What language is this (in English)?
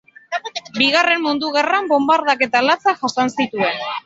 Basque